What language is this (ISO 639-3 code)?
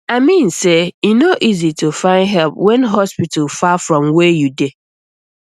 pcm